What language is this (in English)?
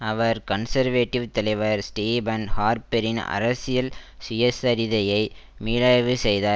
Tamil